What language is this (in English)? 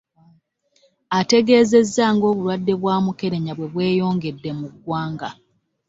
Ganda